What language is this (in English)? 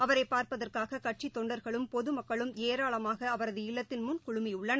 Tamil